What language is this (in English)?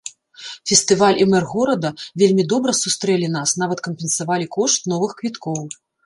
Belarusian